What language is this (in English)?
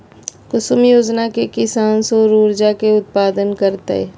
Magahi